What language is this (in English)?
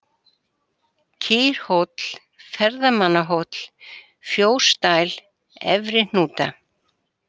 Icelandic